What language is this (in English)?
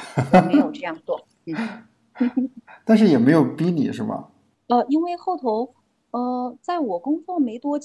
Chinese